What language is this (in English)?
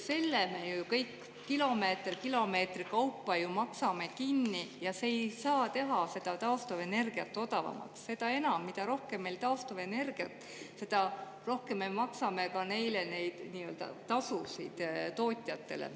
Estonian